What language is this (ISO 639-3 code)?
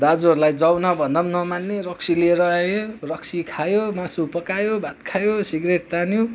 nep